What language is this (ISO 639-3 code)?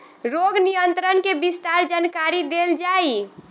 bho